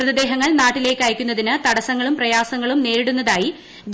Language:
Malayalam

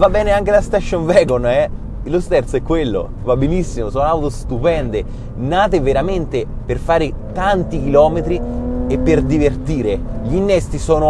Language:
Italian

